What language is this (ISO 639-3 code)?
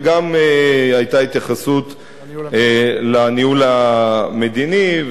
heb